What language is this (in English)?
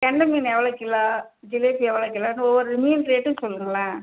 Tamil